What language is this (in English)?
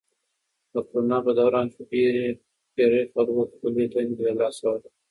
Pashto